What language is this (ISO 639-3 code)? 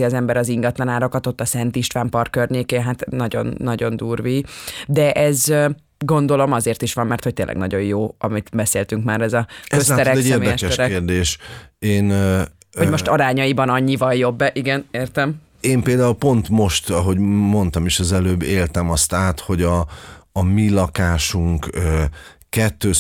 hun